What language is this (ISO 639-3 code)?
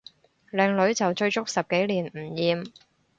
yue